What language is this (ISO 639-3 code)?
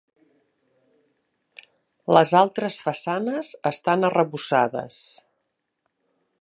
cat